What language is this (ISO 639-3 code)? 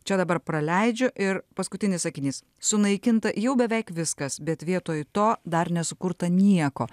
lit